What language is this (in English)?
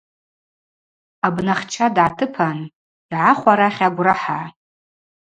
Abaza